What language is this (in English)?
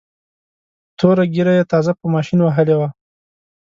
Pashto